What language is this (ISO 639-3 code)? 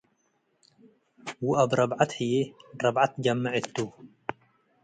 tig